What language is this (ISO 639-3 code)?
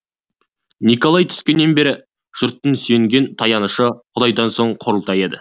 kaz